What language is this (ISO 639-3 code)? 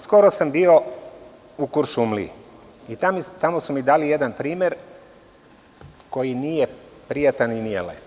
srp